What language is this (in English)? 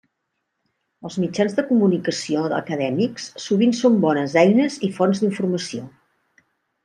Catalan